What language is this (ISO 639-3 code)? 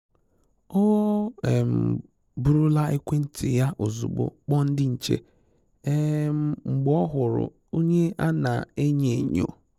ibo